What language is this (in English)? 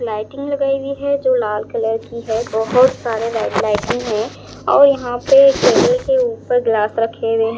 Hindi